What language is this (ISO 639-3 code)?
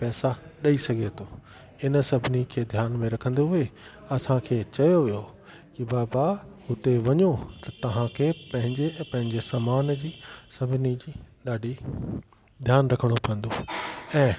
snd